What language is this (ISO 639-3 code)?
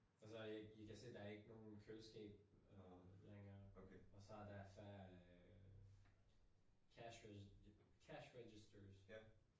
dan